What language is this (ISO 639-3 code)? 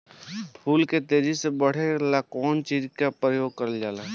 bho